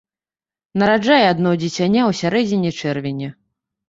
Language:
Belarusian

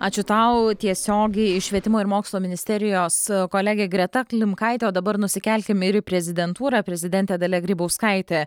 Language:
Lithuanian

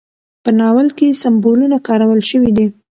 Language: Pashto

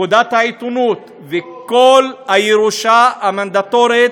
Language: Hebrew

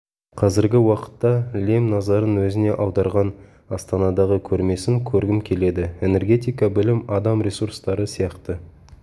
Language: Kazakh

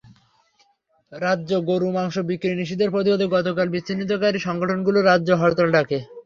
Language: Bangla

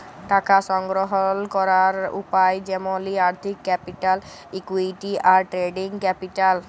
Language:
Bangla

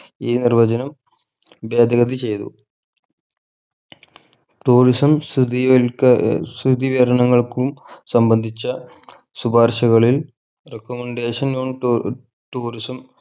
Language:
Malayalam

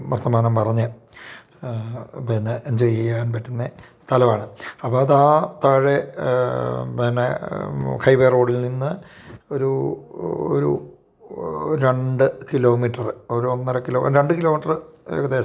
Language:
Malayalam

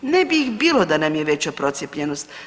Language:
Croatian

